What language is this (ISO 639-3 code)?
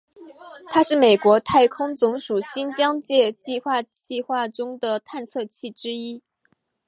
zho